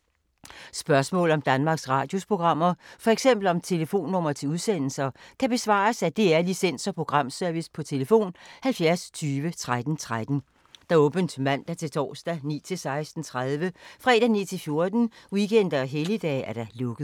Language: Danish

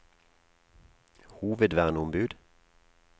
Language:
Norwegian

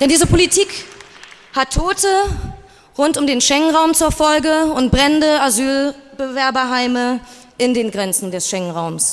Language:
German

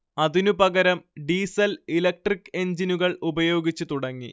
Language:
Malayalam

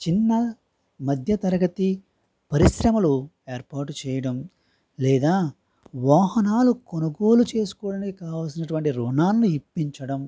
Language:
Telugu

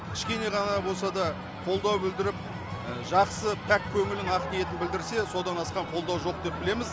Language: Kazakh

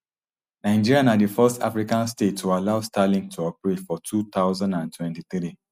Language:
Nigerian Pidgin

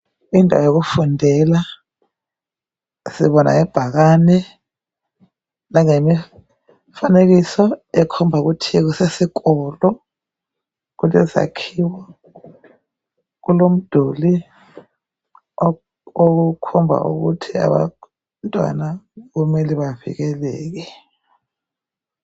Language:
North Ndebele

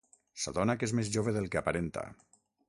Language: Catalan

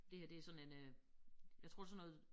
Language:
Danish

